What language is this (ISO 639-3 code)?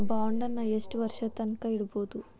kan